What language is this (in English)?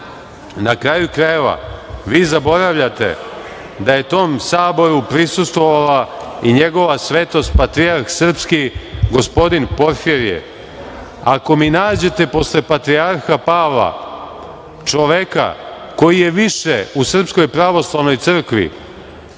Serbian